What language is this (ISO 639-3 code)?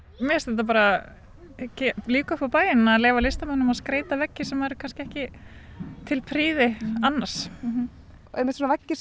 isl